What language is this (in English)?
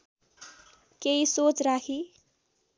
Nepali